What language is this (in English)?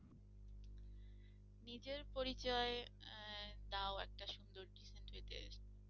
Bangla